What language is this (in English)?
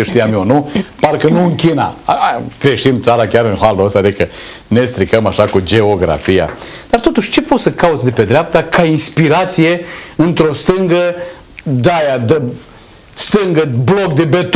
Romanian